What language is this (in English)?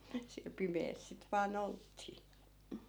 Finnish